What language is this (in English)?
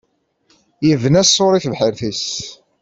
Kabyle